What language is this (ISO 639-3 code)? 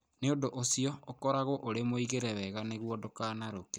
kik